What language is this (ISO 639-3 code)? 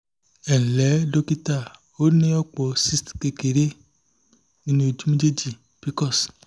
yor